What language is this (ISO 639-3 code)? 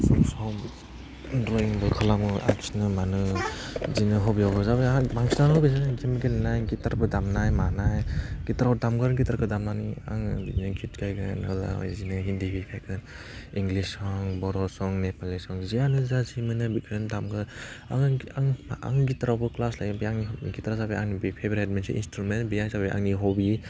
brx